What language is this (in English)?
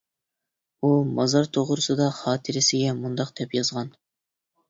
Uyghur